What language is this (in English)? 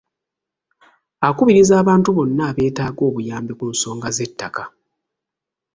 Ganda